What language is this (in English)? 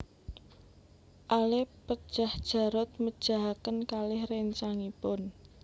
Javanese